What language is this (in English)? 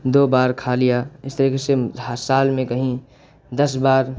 Urdu